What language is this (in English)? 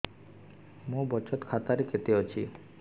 Odia